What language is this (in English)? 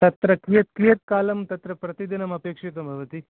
Sanskrit